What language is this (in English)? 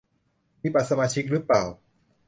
Thai